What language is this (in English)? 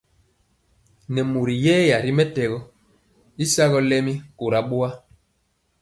Mpiemo